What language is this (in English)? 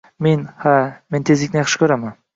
Uzbek